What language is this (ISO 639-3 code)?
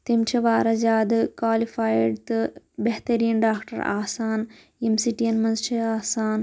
kas